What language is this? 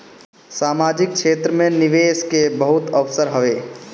Bhojpuri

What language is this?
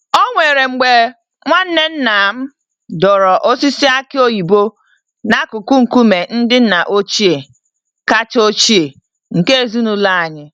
Igbo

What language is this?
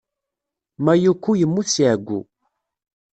Kabyle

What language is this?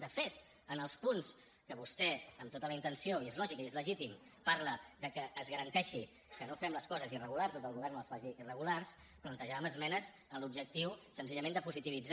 Catalan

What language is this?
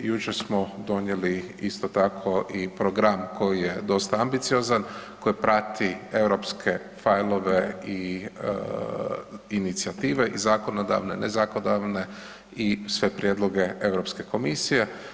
Croatian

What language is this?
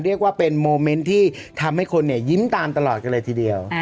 Thai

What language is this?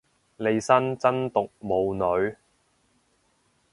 Cantonese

